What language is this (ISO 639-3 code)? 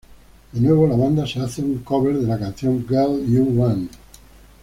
spa